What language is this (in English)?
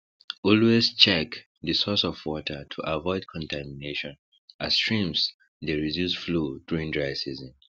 Nigerian Pidgin